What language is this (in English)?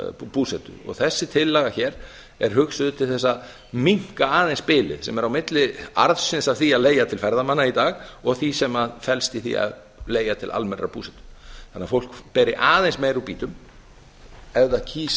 Icelandic